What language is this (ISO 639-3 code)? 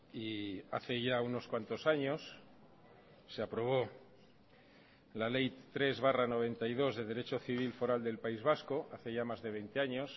spa